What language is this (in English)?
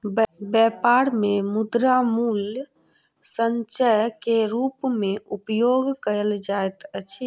Maithili